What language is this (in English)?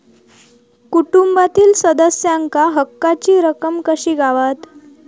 Marathi